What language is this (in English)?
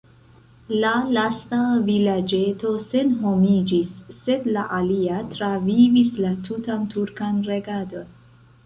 Esperanto